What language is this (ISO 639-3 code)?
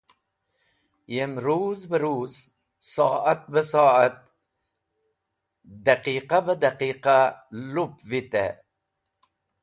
wbl